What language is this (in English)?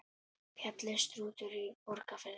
Icelandic